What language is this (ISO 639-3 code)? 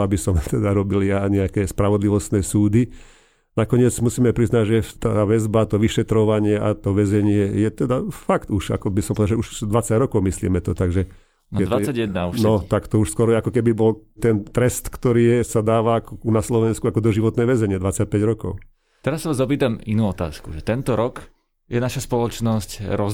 slk